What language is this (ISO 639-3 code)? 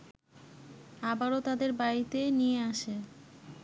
ben